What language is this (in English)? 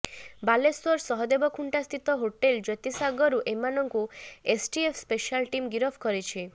Odia